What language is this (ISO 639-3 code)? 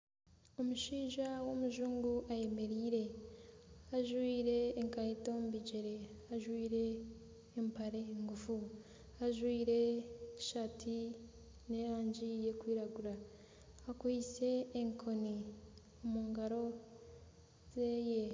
nyn